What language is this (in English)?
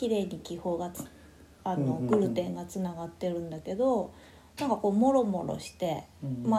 Japanese